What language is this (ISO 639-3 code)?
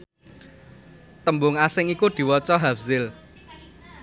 jav